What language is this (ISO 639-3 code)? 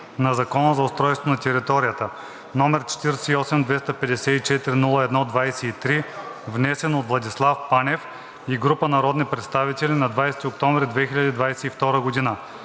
bul